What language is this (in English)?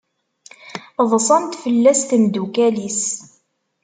Kabyle